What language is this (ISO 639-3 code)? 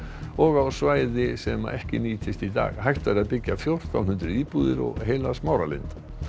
isl